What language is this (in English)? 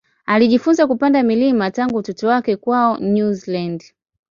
Swahili